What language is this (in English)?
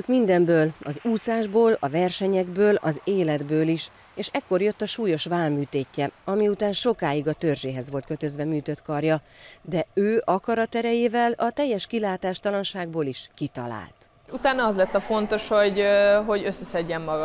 Hungarian